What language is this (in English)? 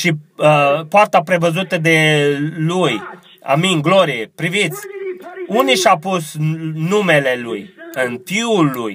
Romanian